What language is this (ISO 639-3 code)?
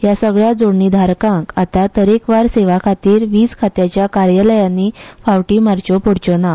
kok